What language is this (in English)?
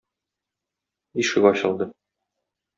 Tatar